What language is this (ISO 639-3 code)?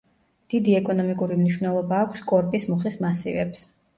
kat